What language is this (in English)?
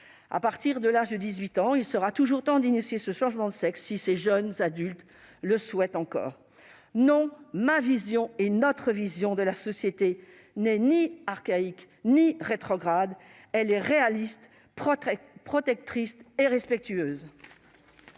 French